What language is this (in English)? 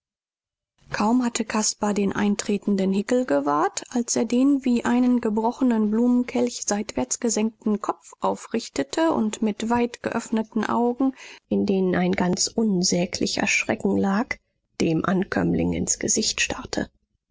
German